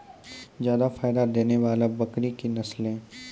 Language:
Maithili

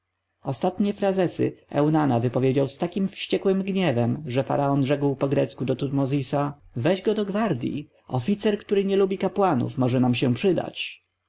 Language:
Polish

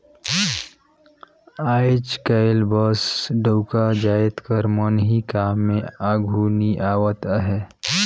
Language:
Chhattisgarhi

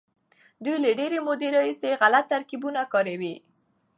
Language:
Pashto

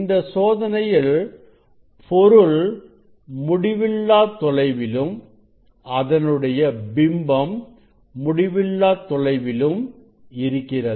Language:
Tamil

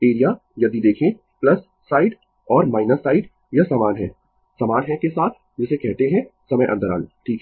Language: Hindi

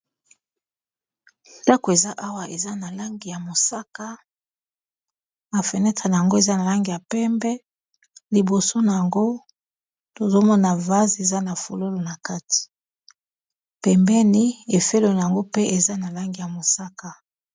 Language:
Lingala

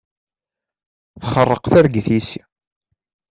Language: Kabyle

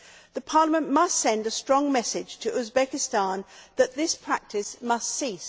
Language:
English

